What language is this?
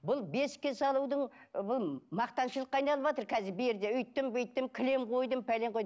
Kazakh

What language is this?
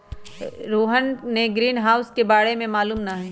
Magahi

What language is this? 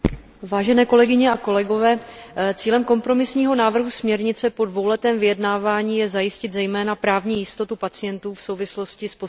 Czech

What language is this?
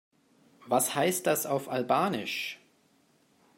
German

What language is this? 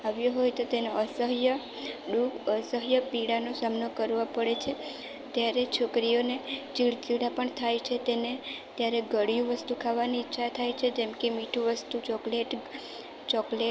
Gujarati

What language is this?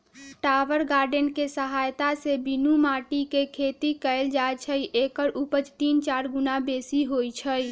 Magahi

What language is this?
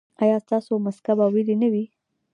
Pashto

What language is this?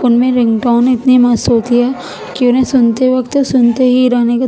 Urdu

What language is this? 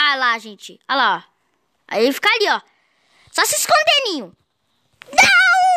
Portuguese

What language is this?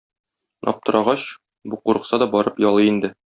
Tatar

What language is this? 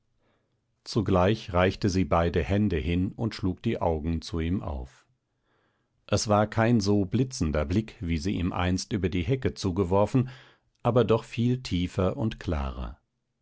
German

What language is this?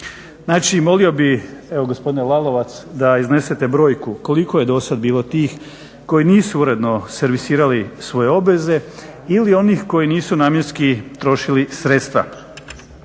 Croatian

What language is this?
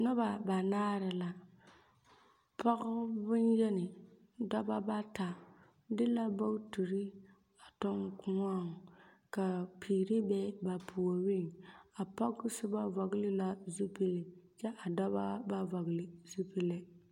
Southern Dagaare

